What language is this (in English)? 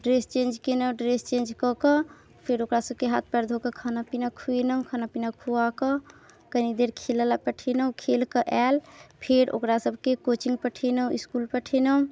Maithili